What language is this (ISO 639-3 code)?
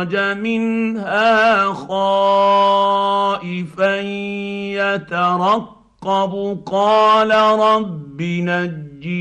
ara